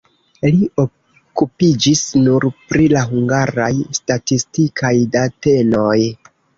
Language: Esperanto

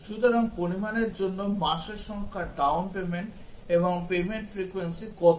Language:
Bangla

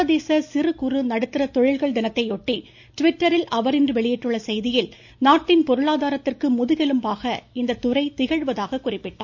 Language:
Tamil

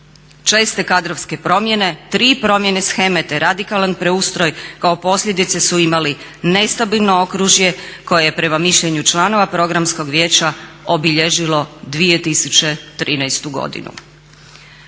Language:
Croatian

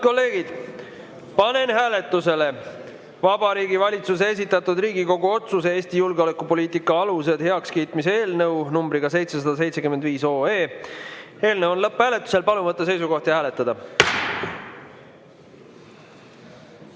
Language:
Estonian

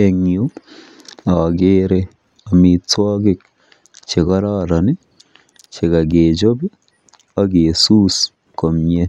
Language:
Kalenjin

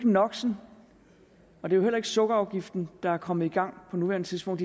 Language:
Danish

